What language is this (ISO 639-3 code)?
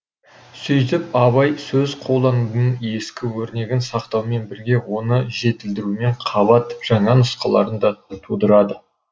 kaz